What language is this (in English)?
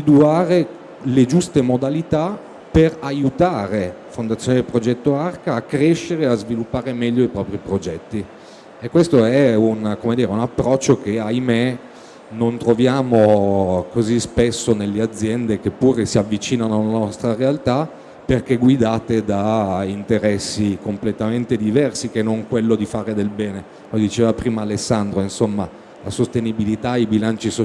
Italian